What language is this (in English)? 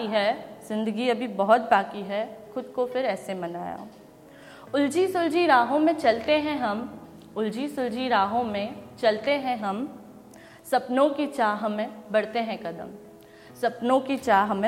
Hindi